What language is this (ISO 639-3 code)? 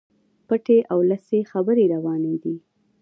pus